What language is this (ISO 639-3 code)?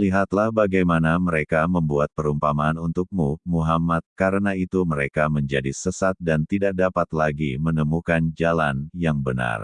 ind